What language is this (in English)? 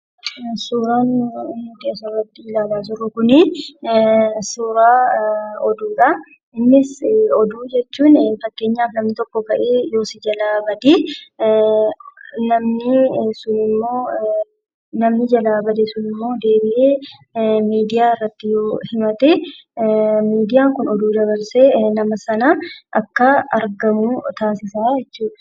Oromo